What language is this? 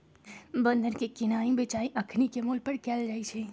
Magahi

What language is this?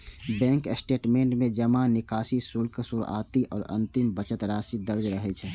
Maithili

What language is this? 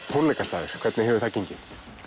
Icelandic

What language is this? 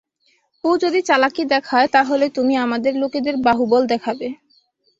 Bangla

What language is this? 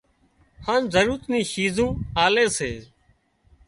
Wadiyara Koli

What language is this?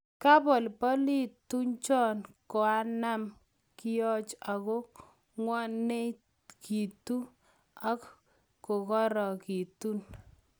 Kalenjin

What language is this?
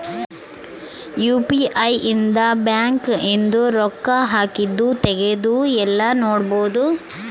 Kannada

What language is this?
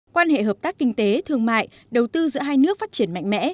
Vietnamese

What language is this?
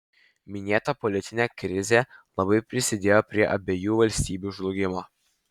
Lithuanian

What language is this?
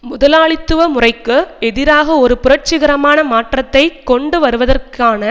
Tamil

